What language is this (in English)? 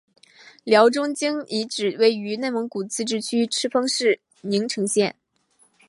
Chinese